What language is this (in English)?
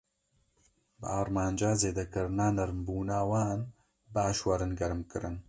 Kurdish